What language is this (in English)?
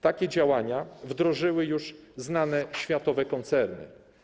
Polish